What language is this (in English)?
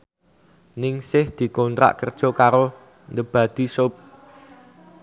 Javanese